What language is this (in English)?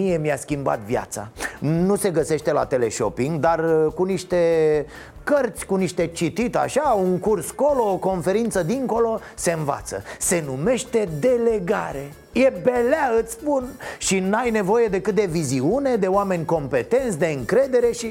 Romanian